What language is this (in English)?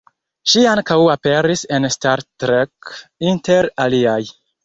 Esperanto